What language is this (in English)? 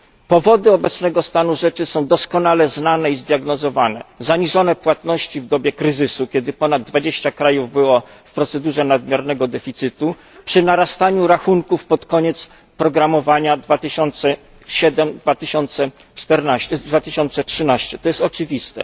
Polish